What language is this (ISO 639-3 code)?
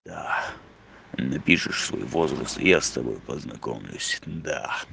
rus